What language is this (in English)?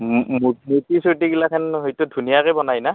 Assamese